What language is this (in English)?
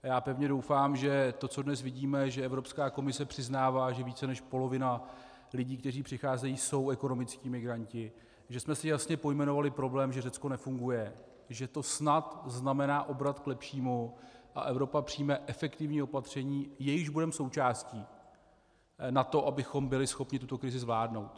Czech